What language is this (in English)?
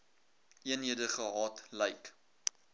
Afrikaans